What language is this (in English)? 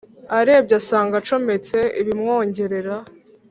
Kinyarwanda